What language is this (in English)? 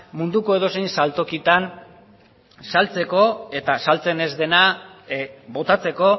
Basque